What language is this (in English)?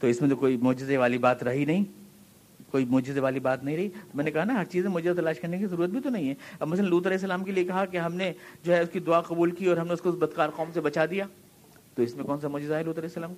Urdu